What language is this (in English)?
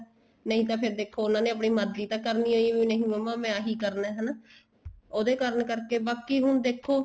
Punjabi